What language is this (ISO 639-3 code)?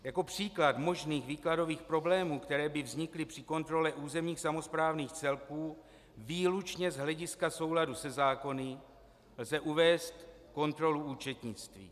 ces